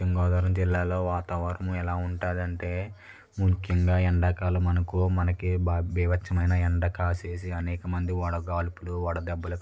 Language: Telugu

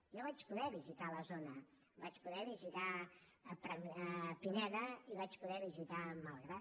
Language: Catalan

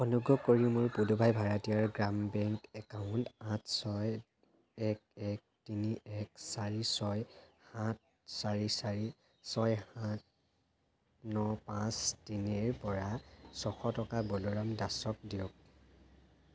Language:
Assamese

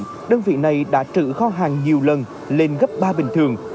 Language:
Vietnamese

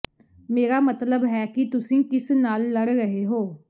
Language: Punjabi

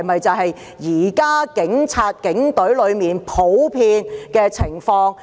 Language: Cantonese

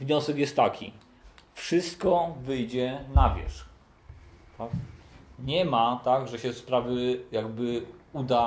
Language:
Polish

